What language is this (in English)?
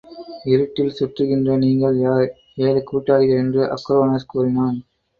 Tamil